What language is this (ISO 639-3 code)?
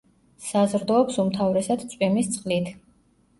kat